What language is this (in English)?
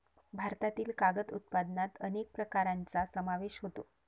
Marathi